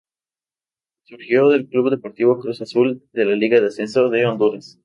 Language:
Spanish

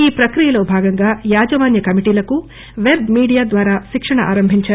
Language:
Telugu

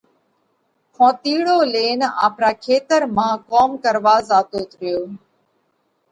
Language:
Parkari Koli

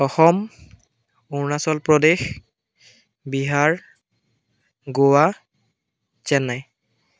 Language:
Assamese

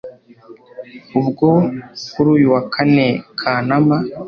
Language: Kinyarwanda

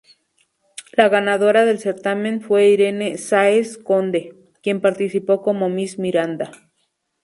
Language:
Spanish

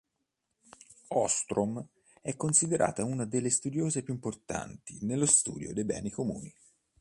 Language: Italian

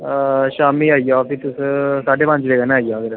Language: Dogri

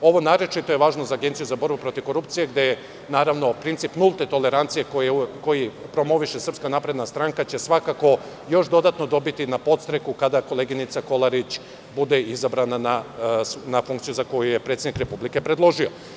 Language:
Serbian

